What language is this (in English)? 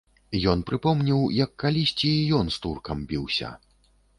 Belarusian